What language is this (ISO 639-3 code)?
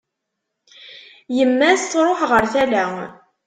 kab